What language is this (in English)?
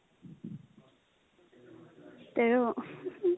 Assamese